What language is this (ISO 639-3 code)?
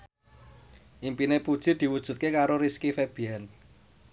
jav